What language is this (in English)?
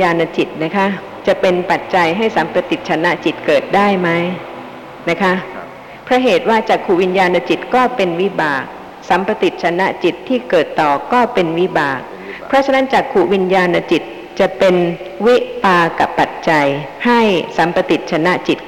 Thai